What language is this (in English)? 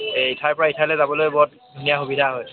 Assamese